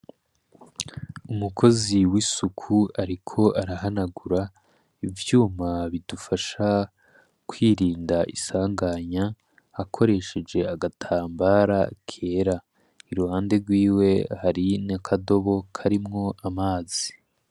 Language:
Rundi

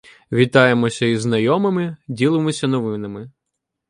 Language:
Ukrainian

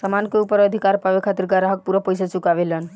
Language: Bhojpuri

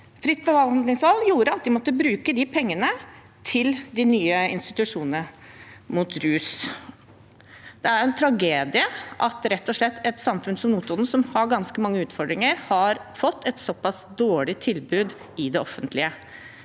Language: Norwegian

